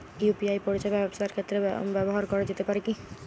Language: Bangla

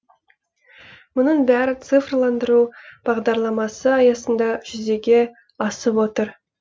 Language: Kazakh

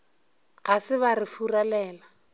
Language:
Northern Sotho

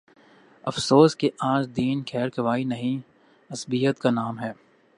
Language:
Urdu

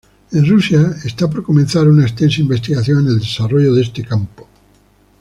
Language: Spanish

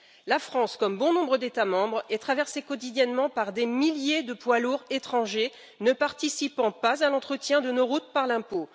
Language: French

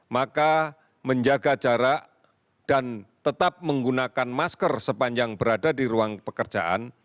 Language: Indonesian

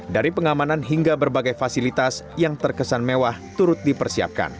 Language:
Indonesian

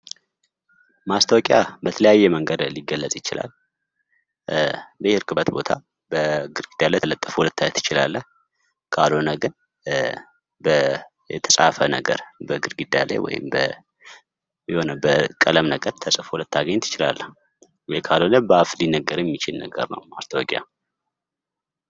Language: Amharic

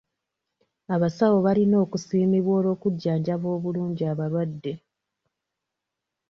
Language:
Ganda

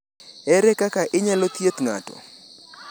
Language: Luo (Kenya and Tanzania)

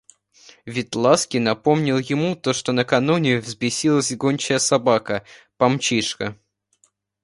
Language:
Russian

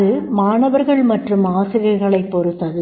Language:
Tamil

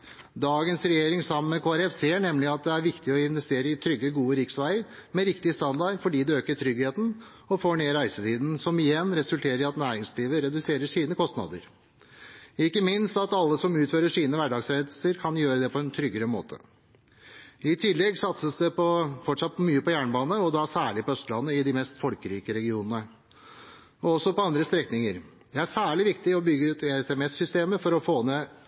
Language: Norwegian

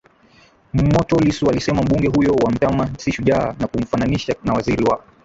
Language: Swahili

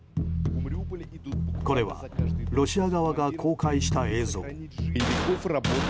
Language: Japanese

